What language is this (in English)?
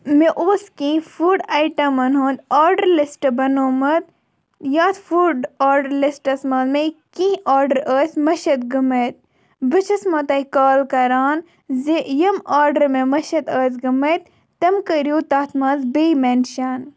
Kashmiri